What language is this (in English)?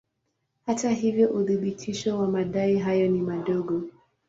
Swahili